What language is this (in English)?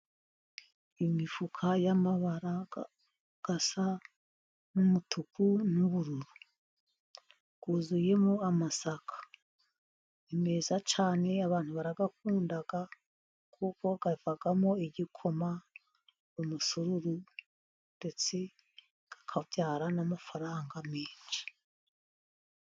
Kinyarwanda